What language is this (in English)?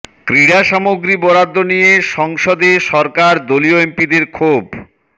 Bangla